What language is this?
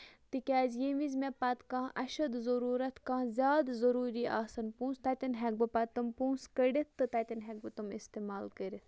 Kashmiri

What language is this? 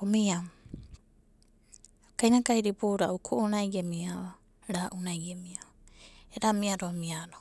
Abadi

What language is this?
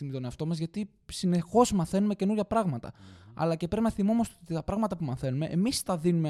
Greek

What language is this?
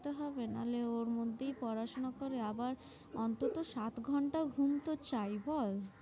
Bangla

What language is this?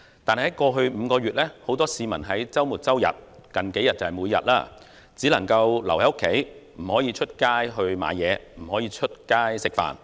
Cantonese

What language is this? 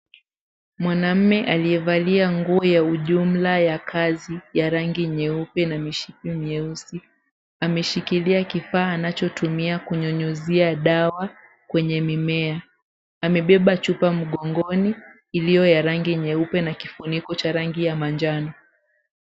Swahili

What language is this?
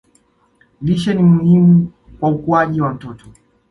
Swahili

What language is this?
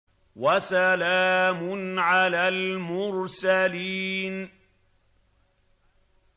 Arabic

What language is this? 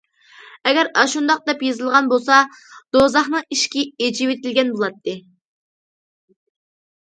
Uyghur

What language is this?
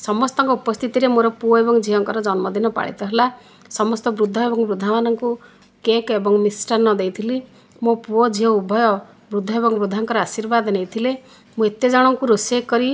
Odia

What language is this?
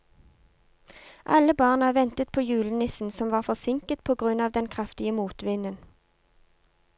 Norwegian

